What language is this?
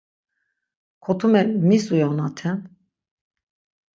Laz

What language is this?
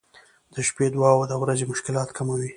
Pashto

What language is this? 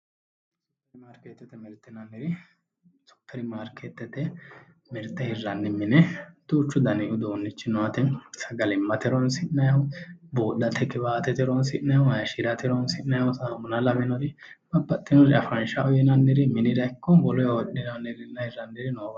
Sidamo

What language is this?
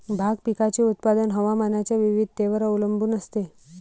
Marathi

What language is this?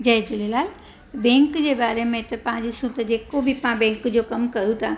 Sindhi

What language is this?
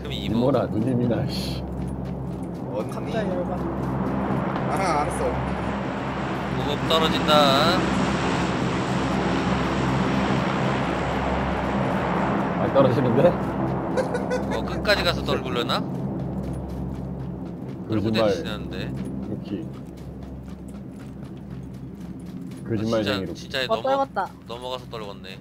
Korean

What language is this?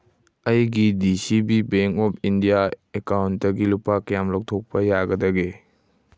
Manipuri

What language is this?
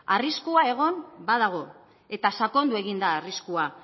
Basque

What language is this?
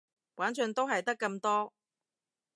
Cantonese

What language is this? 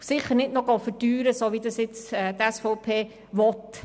Swiss German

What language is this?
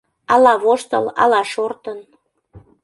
Mari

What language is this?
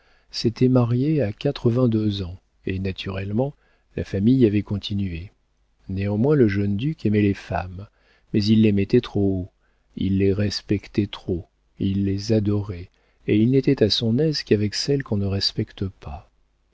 French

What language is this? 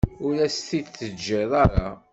Kabyle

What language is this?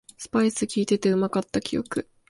Japanese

